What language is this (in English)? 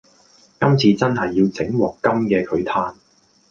Cantonese